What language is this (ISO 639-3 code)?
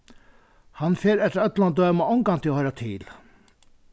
fao